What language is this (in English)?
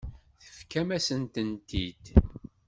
Kabyle